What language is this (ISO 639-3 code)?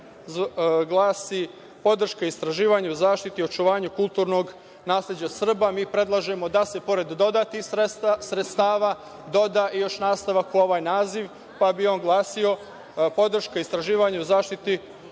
srp